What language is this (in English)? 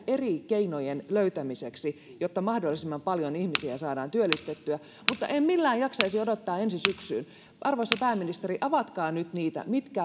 Finnish